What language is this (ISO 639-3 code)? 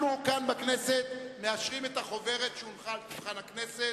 heb